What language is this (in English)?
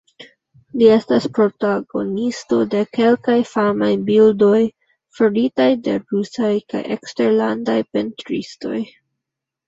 Esperanto